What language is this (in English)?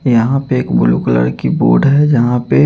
Hindi